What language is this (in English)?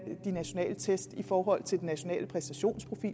Danish